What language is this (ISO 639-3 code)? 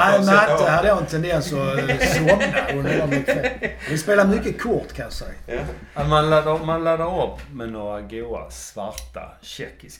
swe